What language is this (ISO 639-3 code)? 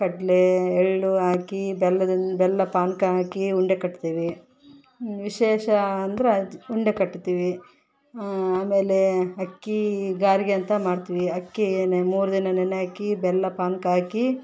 kan